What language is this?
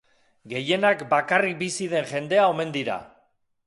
Basque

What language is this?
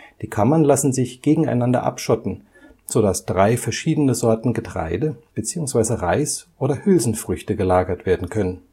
German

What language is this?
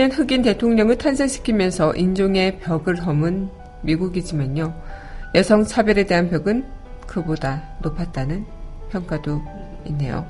Korean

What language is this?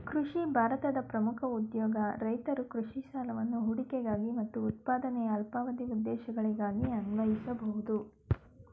Kannada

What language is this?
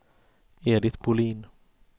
Swedish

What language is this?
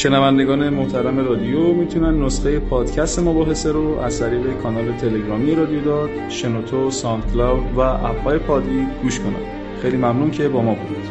Persian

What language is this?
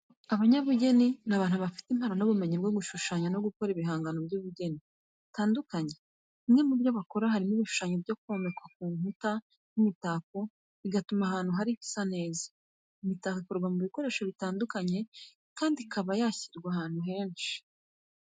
Kinyarwanda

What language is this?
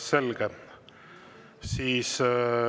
Estonian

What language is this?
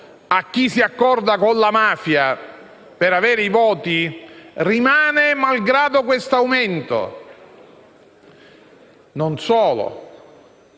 Italian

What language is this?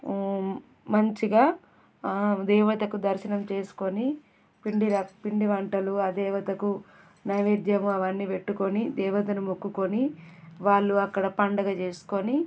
Telugu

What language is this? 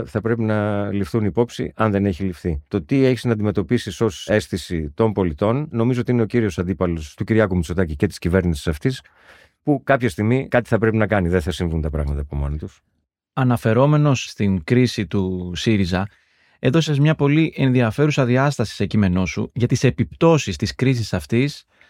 Greek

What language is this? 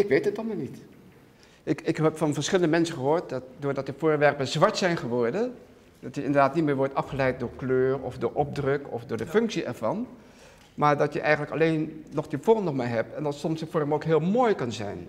Dutch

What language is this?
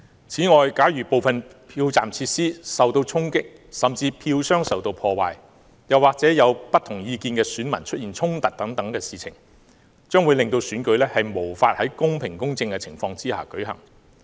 Cantonese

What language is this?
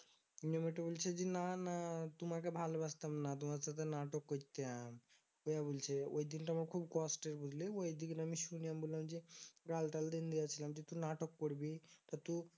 Bangla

